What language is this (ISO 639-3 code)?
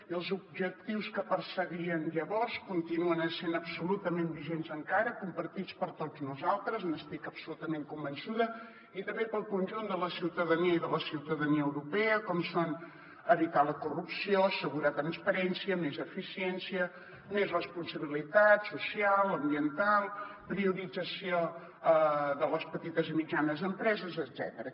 cat